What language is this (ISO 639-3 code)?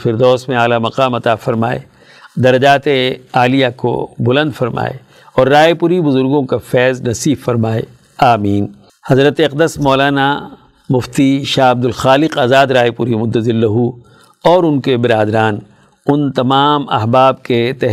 urd